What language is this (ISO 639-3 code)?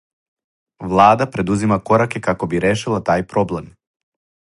srp